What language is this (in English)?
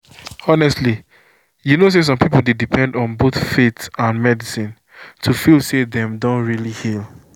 Nigerian Pidgin